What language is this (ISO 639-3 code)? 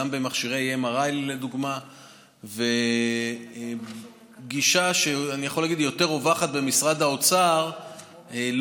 heb